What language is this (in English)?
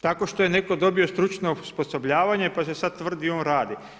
Croatian